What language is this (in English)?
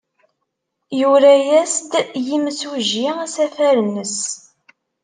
Kabyle